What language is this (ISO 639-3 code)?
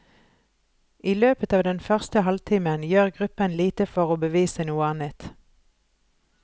nor